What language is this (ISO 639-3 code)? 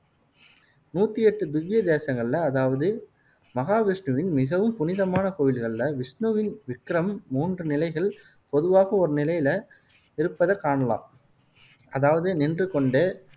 tam